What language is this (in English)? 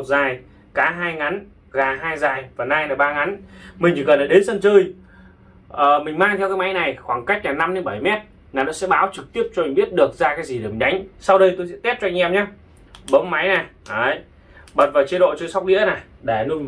Vietnamese